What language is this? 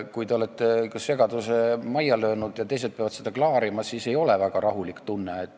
Estonian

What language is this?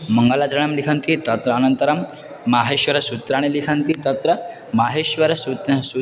Sanskrit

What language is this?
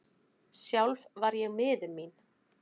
Icelandic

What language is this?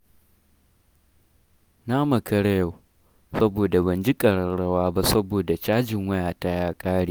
Hausa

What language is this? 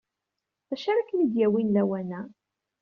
Kabyle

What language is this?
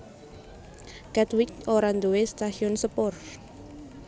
Javanese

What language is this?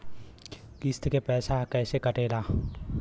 Bhojpuri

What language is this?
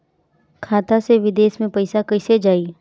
Bhojpuri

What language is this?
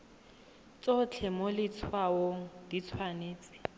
Tswana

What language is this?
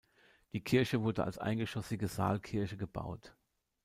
German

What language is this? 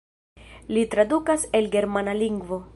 Esperanto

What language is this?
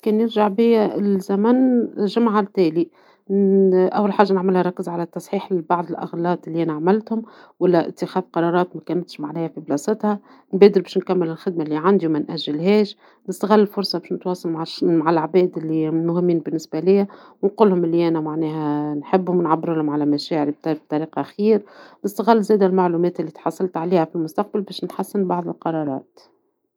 Tunisian Arabic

